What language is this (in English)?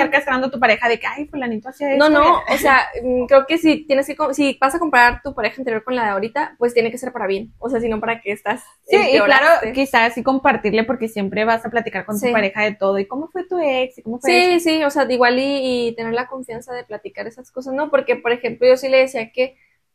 Spanish